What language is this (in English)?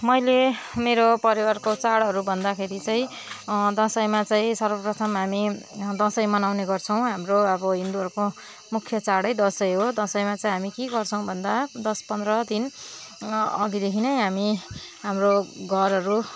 Nepali